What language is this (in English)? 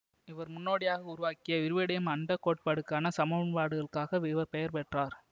Tamil